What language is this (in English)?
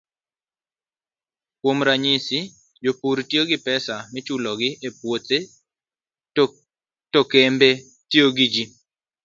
Luo (Kenya and Tanzania)